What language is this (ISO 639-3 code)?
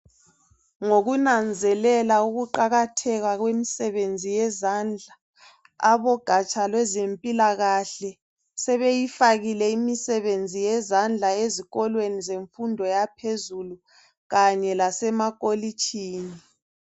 nde